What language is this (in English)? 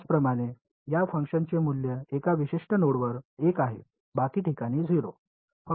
Marathi